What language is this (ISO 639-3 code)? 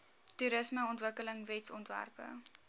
afr